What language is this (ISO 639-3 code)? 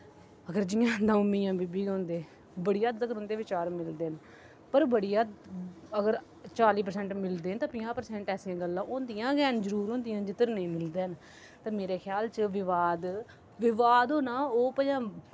doi